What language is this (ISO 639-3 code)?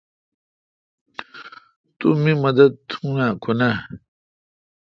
xka